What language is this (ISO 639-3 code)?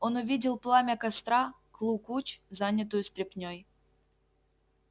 rus